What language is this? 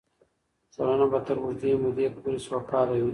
Pashto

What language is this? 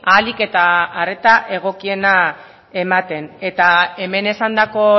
Basque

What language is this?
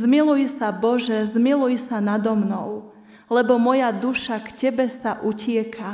Slovak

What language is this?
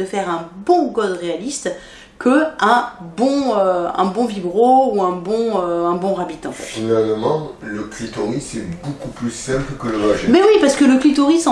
French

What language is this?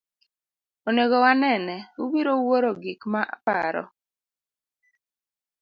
Luo (Kenya and Tanzania)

